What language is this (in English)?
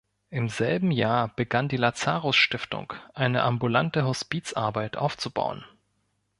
German